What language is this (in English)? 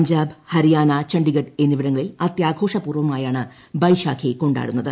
Malayalam